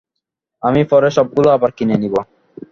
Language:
Bangla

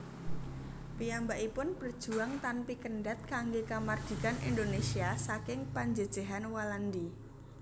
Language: Javanese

